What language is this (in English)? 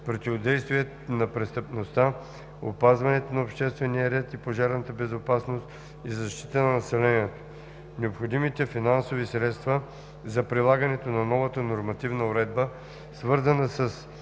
Bulgarian